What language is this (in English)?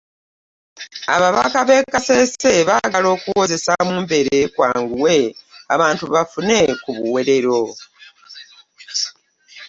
Ganda